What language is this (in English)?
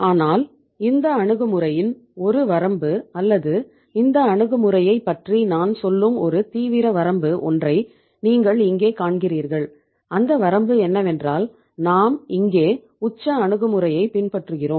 Tamil